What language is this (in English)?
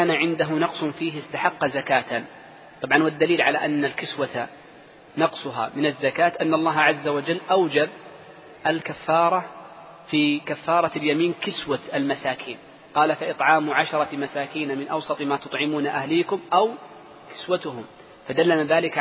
Arabic